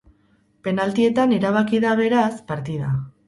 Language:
Basque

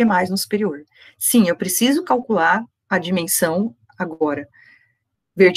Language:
Portuguese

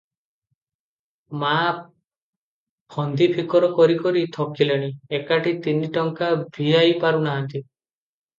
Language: Odia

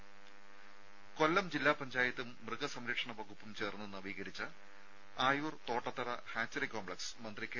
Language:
Malayalam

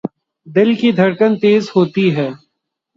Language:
Urdu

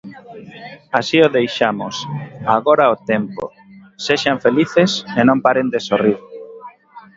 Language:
Galician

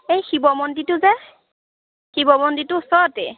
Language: Assamese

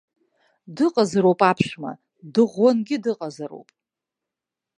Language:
Abkhazian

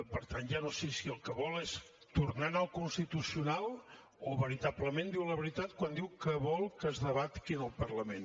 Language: Catalan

